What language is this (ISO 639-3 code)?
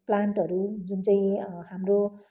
nep